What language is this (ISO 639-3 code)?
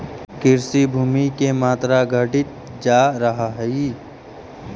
mag